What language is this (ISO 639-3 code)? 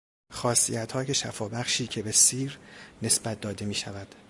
fas